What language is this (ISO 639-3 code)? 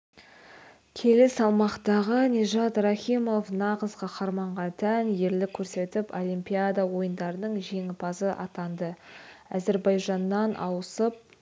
kaz